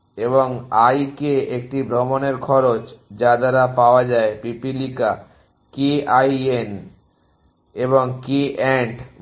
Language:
Bangla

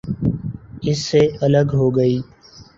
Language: Urdu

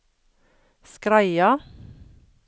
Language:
Norwegian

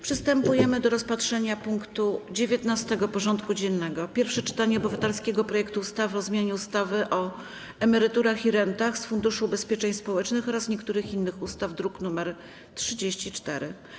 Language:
Polish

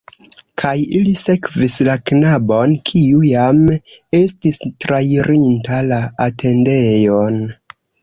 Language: Esperanto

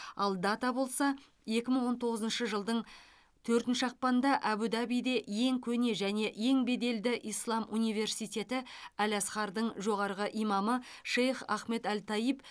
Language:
Kazakh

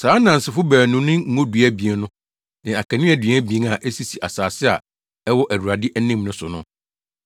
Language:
Akan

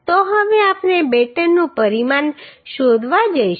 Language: Gujarati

